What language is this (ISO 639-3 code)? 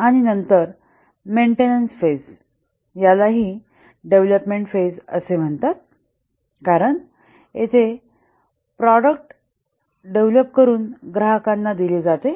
mar